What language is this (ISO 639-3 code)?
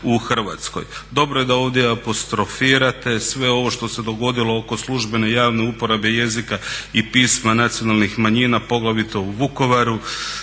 hrv